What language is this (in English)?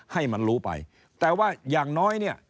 Thai